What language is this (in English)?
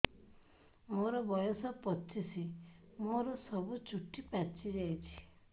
Odia